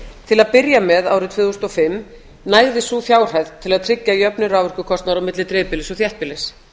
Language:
Icelandic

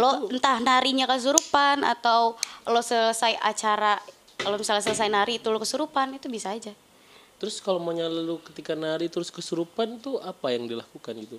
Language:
Indonesian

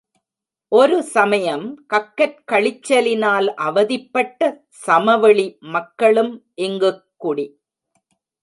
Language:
Tamil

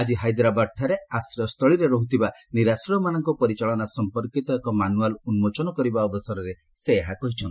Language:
Odia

